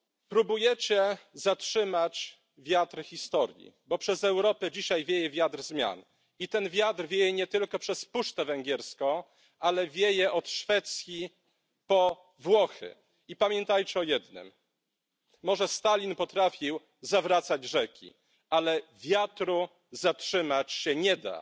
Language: Polish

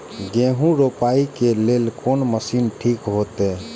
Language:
Maithili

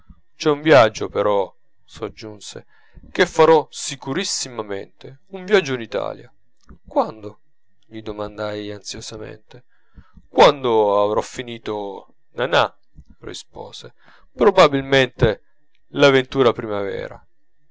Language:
Italian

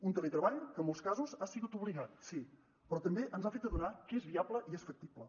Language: Catalan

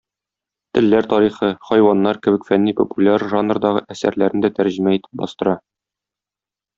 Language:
Tatar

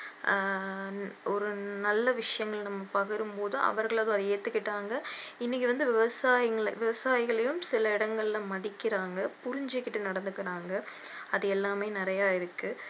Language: Tamil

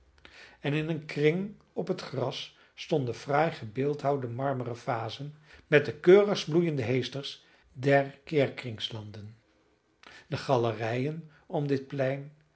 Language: Dutch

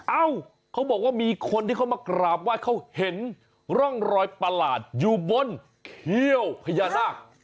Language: Thai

